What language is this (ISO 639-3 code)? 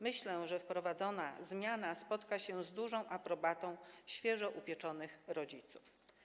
pol